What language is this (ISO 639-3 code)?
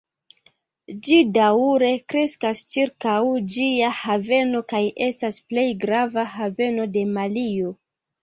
epo